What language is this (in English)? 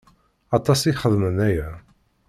Kabyle